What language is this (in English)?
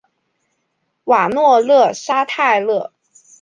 Chinese